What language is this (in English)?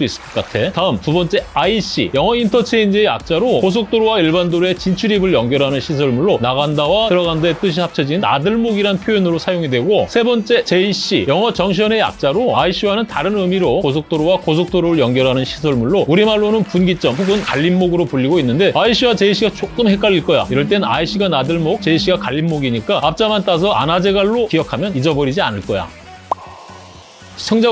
Korean